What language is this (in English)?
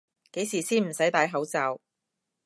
Cantonese